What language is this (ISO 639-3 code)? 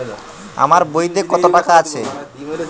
ben